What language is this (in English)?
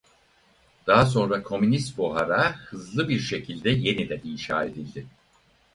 Turkish